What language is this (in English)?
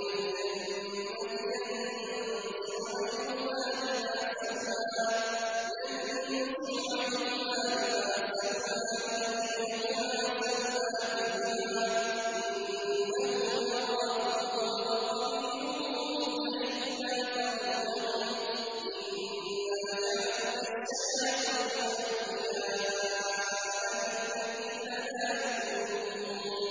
Arabic